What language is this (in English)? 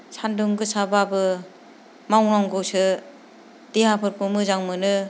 Bodo